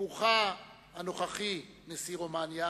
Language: Hebrew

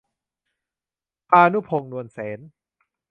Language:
Thai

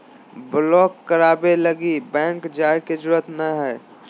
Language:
Magahi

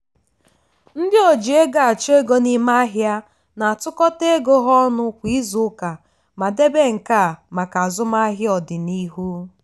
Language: Igbo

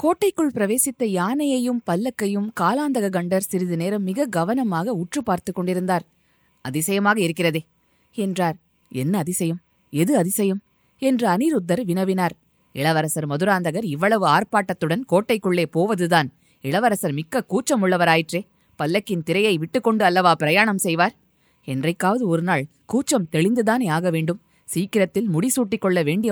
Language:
Tamil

